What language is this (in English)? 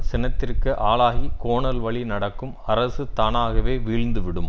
Tamil